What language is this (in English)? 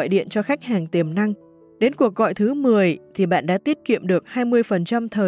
Vietnamese